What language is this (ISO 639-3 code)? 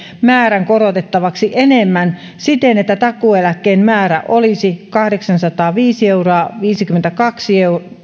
fin